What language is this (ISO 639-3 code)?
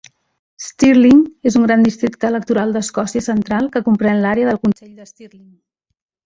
cat